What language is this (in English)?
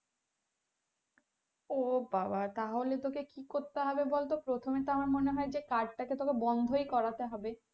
Bangla